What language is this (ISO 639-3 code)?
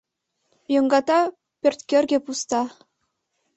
chm